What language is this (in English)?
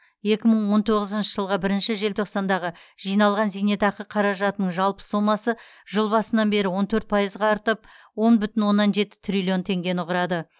Kazakh